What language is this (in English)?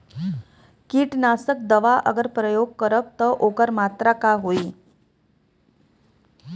Bhojpuri